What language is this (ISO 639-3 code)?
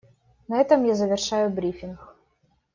rus